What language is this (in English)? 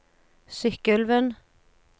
Norwegian